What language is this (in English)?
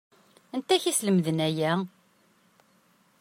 Kabyle